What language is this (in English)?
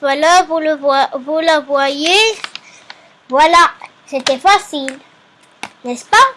French